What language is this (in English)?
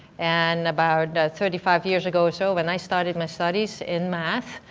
English